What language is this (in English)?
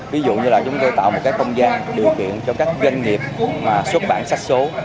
Vietnamese